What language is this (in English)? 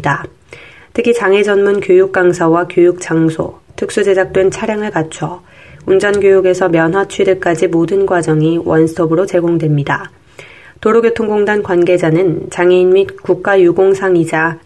Korean